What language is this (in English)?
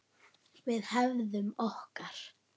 Icelandic